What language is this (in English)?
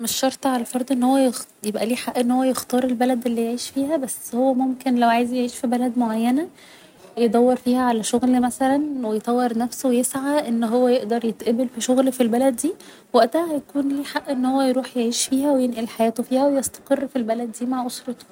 Egyptian Arabic